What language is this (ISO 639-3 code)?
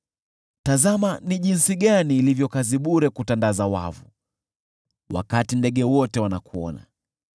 swa